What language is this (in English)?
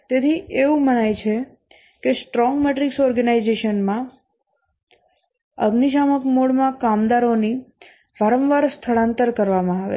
Gujarati